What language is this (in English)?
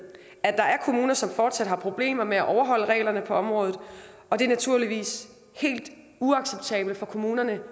Danish